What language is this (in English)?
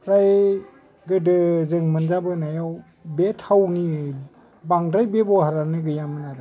Bodo